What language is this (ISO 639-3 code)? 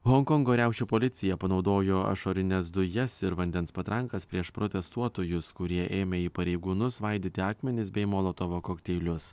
lit